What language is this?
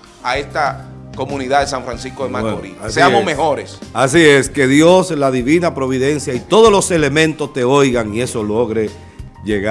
Spanish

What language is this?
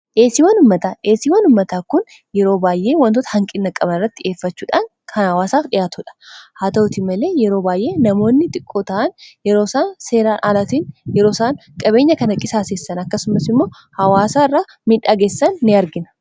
Oromo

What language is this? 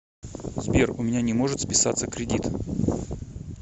Russian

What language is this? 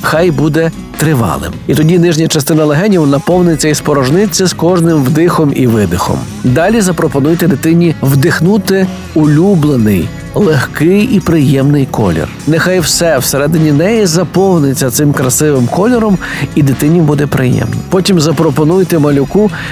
Ukrainian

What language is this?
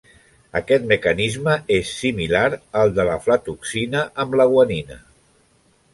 Catalan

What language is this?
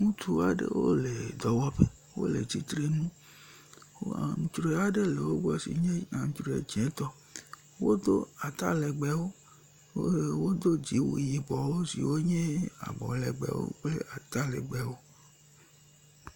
Ewe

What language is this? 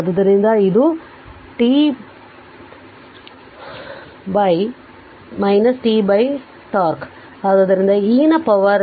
Kannada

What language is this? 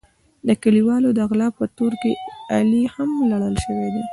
Pashto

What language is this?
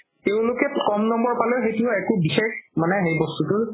Assamese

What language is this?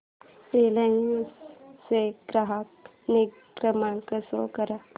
Marathi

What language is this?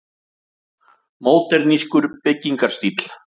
Icelandic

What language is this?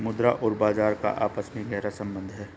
Hindi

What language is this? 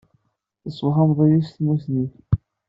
Kabyle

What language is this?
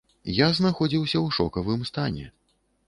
Belarusian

